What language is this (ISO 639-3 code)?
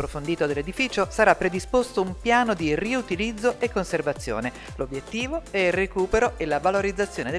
ita